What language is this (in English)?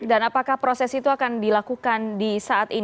Indonesian